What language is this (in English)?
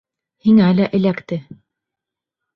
Bashkir